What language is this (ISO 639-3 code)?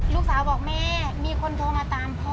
tha